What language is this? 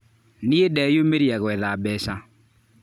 Kikuyu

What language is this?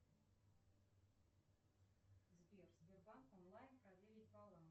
Russian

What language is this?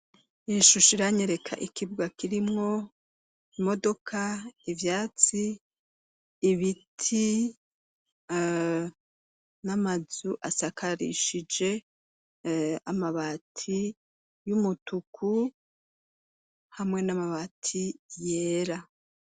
Rundi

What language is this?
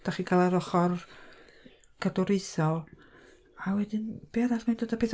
Welsh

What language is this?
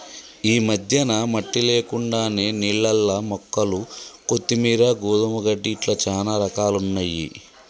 Telugu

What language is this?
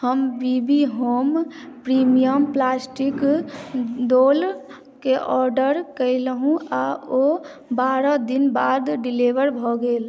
Maithili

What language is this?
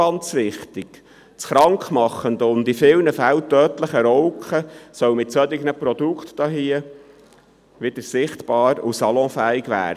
Swiss German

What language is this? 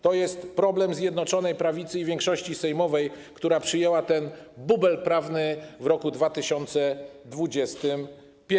Polish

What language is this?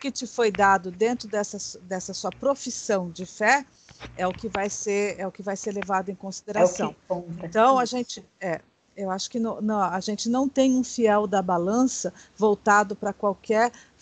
Portuguese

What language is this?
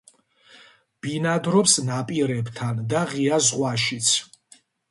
Georgian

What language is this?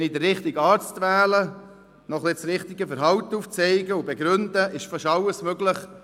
Swiss German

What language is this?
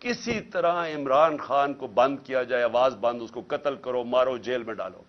Urdu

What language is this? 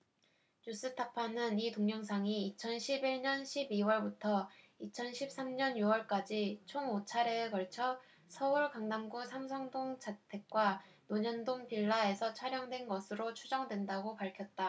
Korean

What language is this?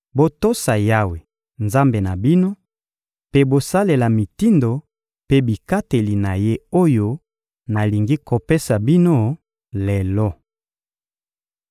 Lingala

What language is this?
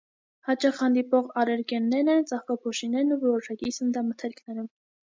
Armenian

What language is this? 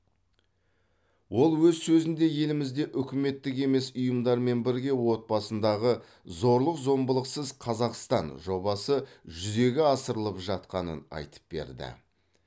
Kazakh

